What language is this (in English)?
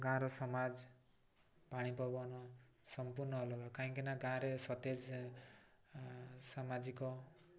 Odia